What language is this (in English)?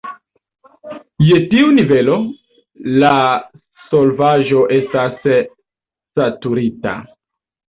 Esperanto